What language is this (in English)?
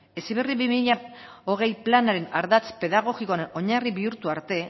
Basque